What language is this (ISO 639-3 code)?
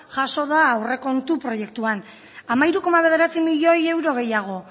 eus